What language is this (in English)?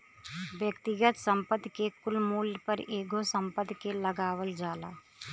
Bhojpuri